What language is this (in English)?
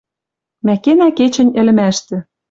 Western Mari